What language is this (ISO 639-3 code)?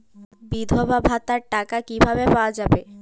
ben